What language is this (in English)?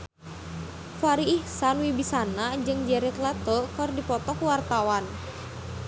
Sundanese